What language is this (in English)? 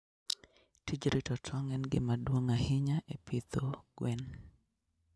Luo (Kenya and Tanzania)